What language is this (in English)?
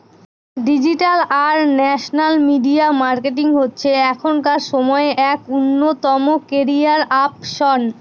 Bangla